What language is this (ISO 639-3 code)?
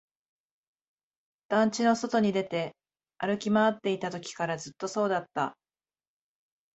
jpn